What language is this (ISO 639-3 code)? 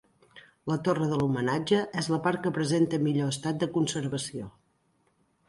cat